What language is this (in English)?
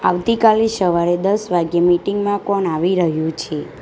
Gujarati